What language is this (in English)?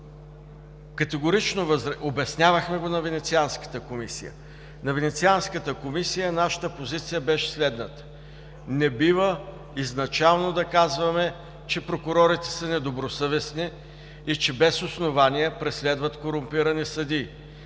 Bulgarian